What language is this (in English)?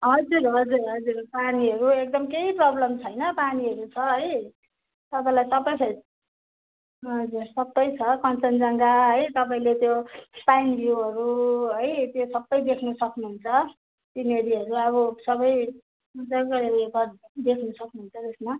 Nepali